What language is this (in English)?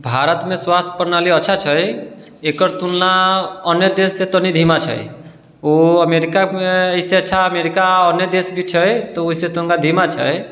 Maithili